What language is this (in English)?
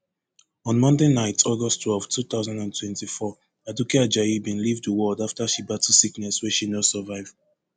Nigerian Pidgin